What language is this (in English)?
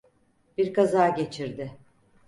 Turkish